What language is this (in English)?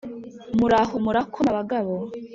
Kinyarwanda